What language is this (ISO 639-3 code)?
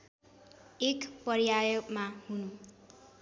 nep